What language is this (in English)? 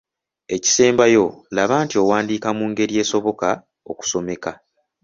Ganda